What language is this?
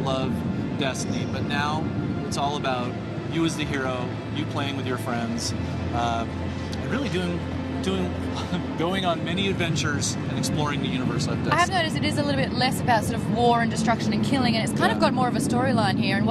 English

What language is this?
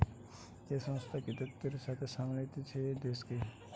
Bangla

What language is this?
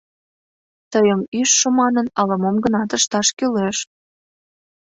Mari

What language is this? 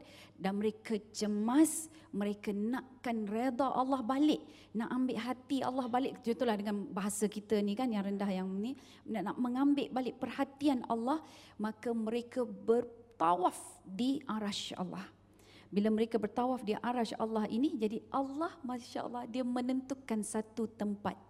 Malay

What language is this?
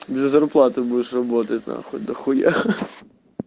Russian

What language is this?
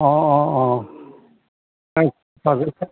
Assamese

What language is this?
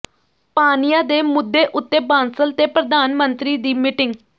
Punjabi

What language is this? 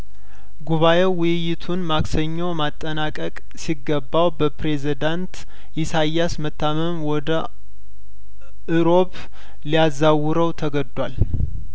Amharic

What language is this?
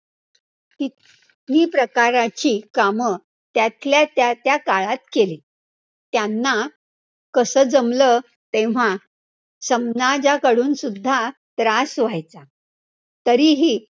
Marathi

